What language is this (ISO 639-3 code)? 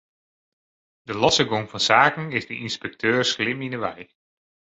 fry